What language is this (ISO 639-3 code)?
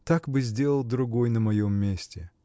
rus